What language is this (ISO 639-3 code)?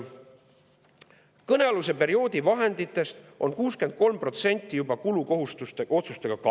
est